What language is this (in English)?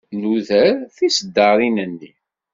Kabyle